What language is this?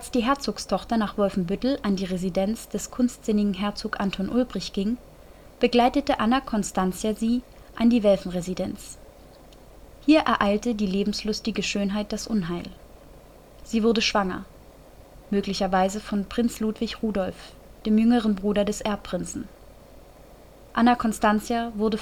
German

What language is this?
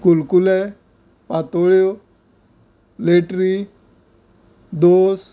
Konkani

